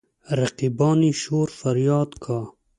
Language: Pashto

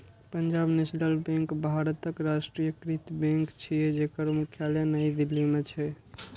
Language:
Maithili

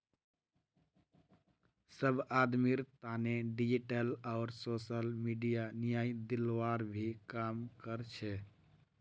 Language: Magahi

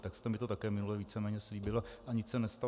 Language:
Czech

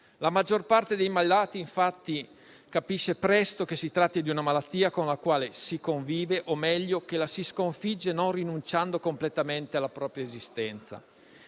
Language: Italian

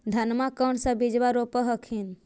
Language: Magahi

